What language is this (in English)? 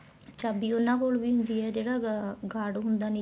Punjabi